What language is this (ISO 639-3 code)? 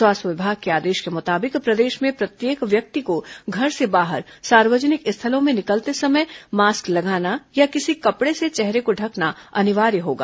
hin